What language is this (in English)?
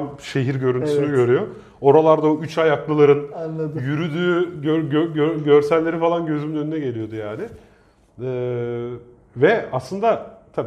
Turkish